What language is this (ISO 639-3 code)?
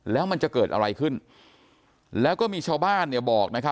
tha